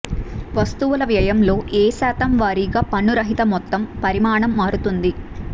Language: Telugu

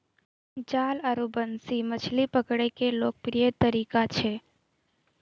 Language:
Maithili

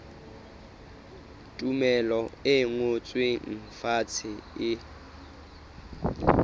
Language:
Southern Sotho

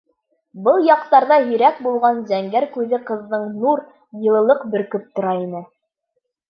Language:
Bashkir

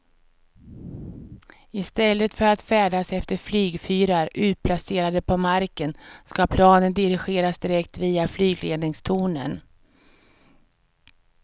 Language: Swedish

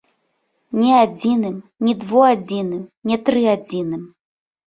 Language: Belarusian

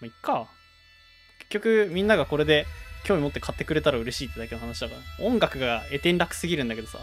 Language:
Japanese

